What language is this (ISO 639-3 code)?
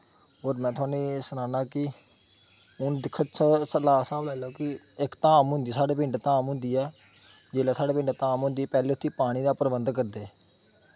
doi